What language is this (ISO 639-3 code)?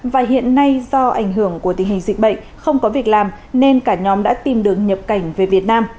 vie